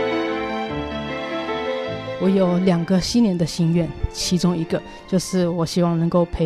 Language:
Chinese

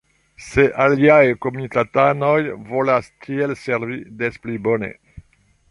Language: Esperanto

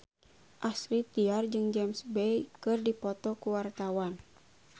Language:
Sundanese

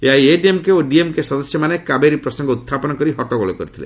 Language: Odia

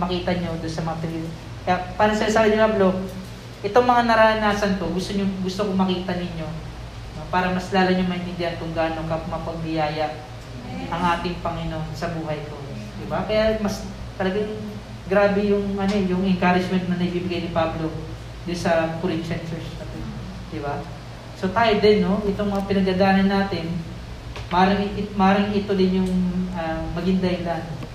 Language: Filipino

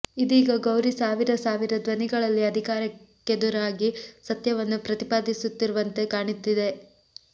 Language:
Kannada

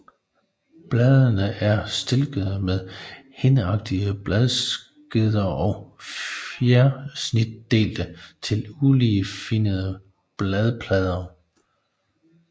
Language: Danish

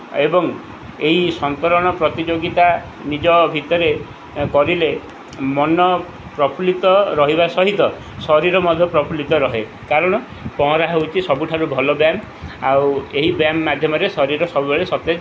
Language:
Odia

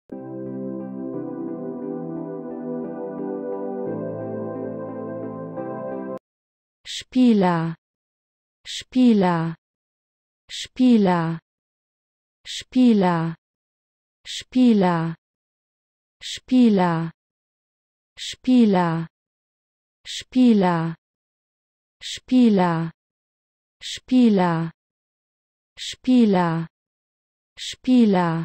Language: Polish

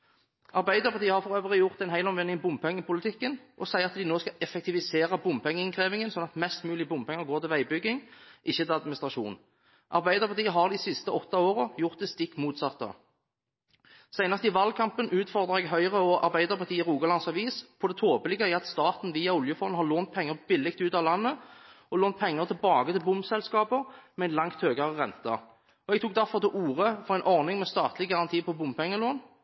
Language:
Norwegian Bokmål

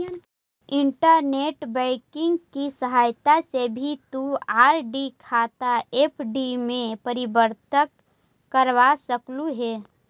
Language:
Magahi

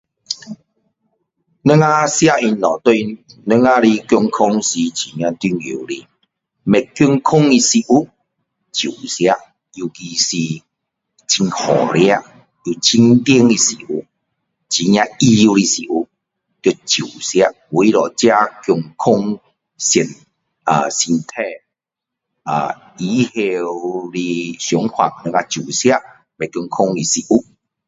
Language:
Min Dong Chinese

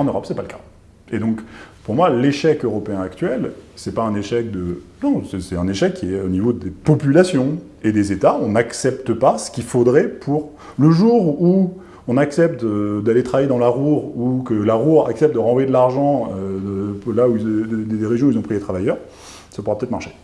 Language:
French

